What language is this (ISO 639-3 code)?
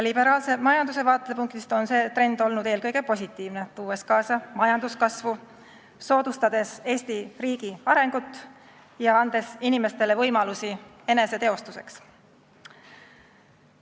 est